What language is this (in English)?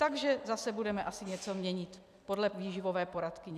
Czech